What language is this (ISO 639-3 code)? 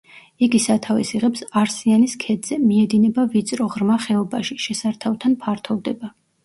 kat